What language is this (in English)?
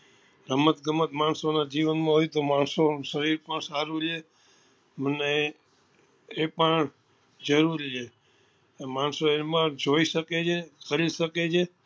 Gujarati